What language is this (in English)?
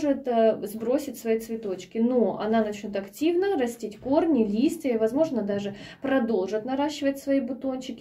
Russian